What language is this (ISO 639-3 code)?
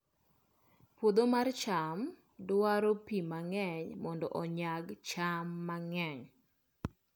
luo